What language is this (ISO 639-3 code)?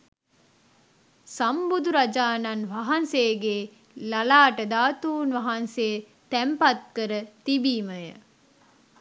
sin